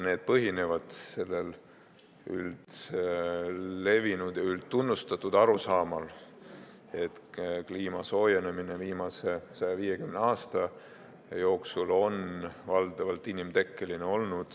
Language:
Estonian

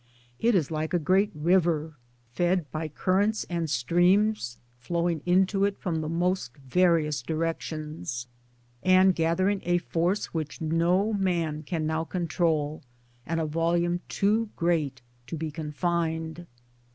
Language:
English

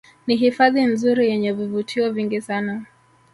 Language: Swahili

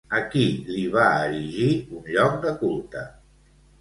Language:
Catalan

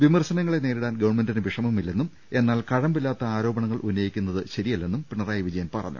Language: Malayalam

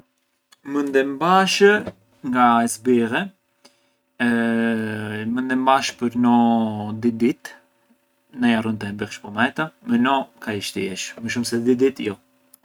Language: Arbëreshë Albanian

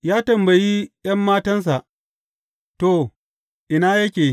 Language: Hausa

